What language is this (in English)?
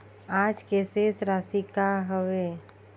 Chhattisgarhi